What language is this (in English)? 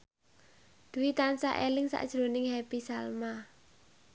Javanese